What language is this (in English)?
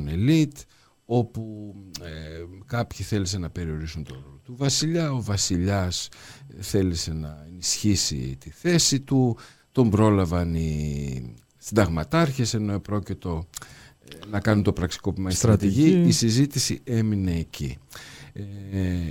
Greek